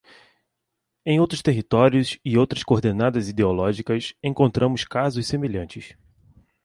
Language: Portuguese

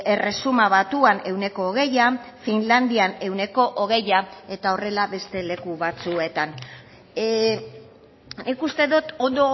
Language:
Basque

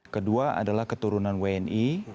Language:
Indonesian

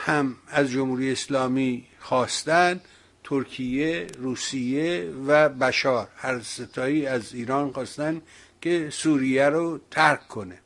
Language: Persian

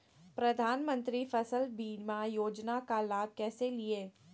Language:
Magahi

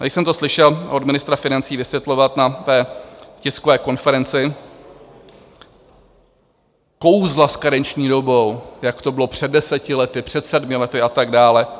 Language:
Czech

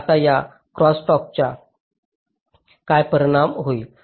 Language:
Marathi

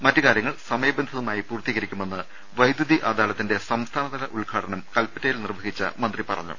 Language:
Malayalam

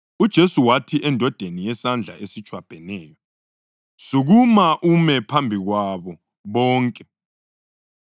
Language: North Ndebele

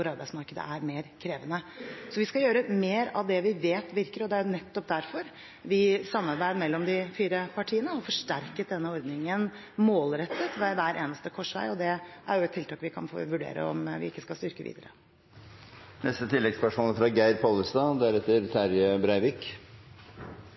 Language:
Norwegian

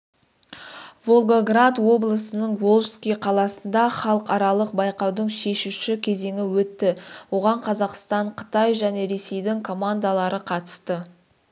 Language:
Kazakh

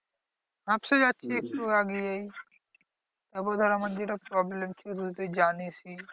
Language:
Bangla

